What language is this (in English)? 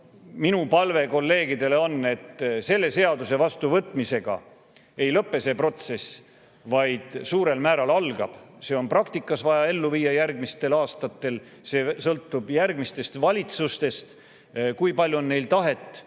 Estonian